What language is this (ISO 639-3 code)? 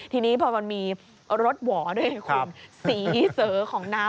tha